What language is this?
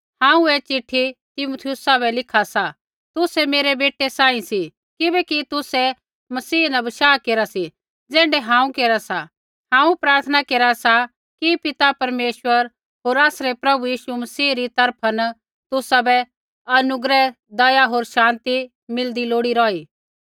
Kullu Pahari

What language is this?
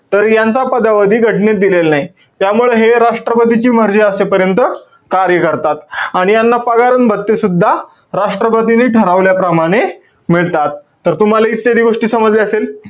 Marathi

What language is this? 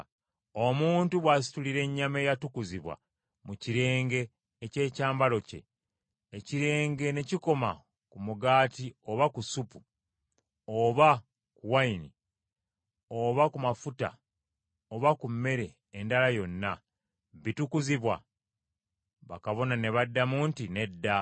Ganda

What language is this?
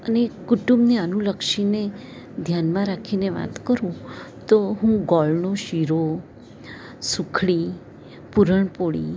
Gujarati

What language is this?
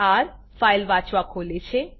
Gujarati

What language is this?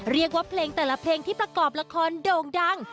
Thai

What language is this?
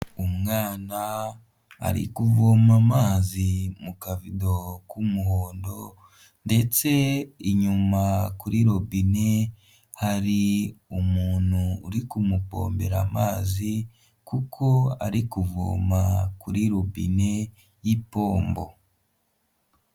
Kinyarwanda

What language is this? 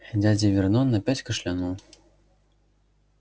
Russian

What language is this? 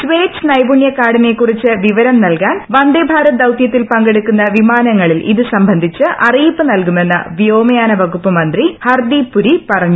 Malayalam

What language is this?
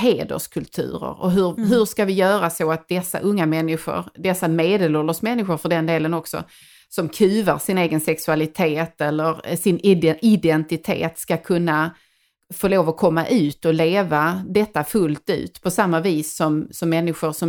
Swedish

